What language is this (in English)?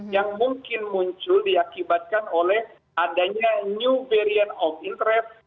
Indonesian